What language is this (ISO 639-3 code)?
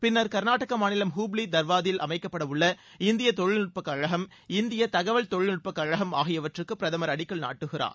tam